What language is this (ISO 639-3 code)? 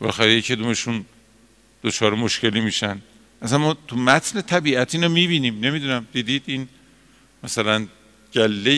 fas